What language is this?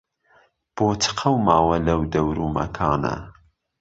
Central Kurdish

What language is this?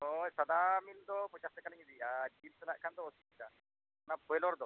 Santali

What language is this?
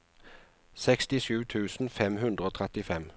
Norwegian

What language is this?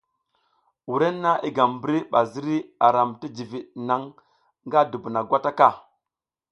South Giziga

